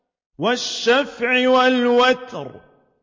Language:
Arabic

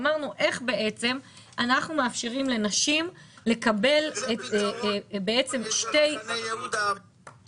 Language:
Hebrew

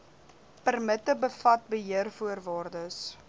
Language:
Afrikaans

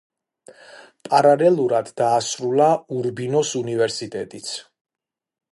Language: Georgian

